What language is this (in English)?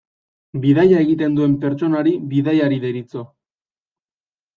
Basque